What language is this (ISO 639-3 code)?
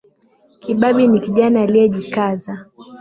swa